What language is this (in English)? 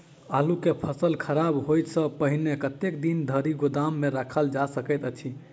Maithili